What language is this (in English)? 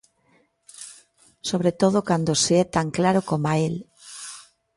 Galician